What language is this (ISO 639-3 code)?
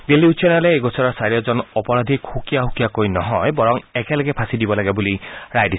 asm